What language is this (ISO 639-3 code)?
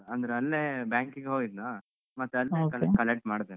kan